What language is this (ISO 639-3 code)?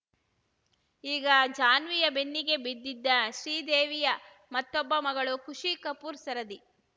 kan